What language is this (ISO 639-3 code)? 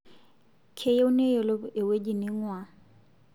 mas